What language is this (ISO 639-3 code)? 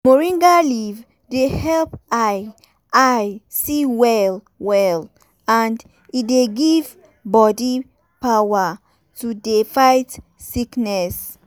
pcm